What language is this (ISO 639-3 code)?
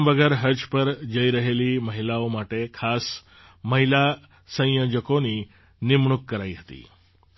guj